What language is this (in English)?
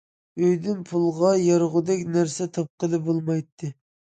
Uyghur